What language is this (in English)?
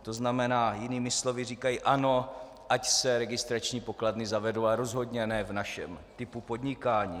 Czech